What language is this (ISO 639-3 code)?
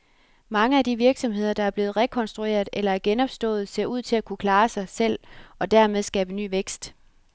dan